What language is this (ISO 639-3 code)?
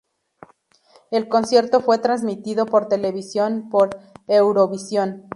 spa